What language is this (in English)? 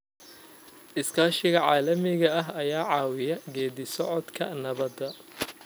Somali